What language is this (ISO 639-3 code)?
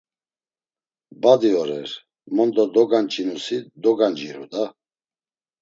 lzz